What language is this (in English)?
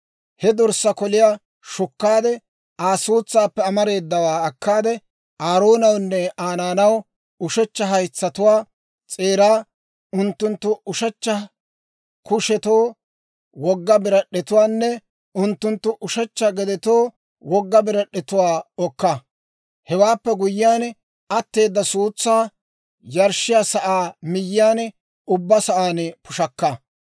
Dawro